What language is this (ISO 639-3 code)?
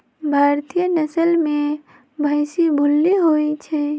mag